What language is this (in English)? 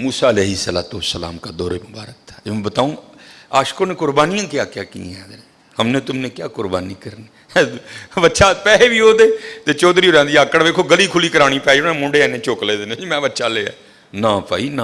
Urdu